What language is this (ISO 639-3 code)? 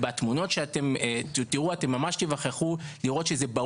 heb